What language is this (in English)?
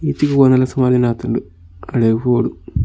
Tulu